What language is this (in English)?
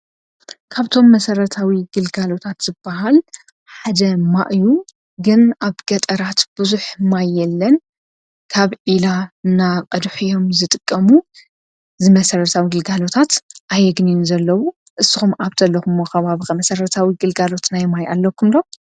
Tigrinya